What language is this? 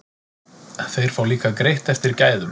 Icelandic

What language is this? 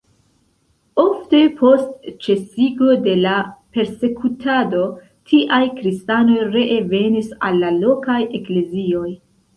Esperanto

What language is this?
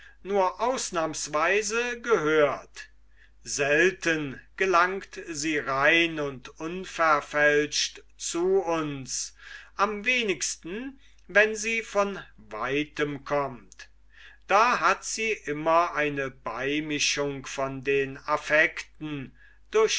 German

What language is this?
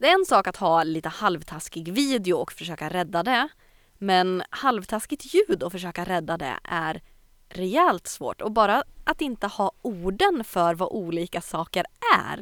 Swedish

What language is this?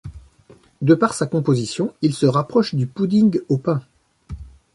French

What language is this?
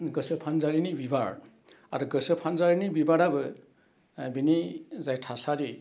Bodo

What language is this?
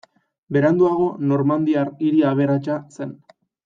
Basque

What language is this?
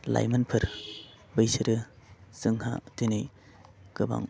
Bodo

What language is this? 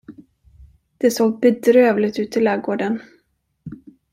Swedish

